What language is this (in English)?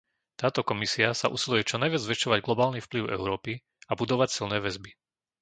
Slovak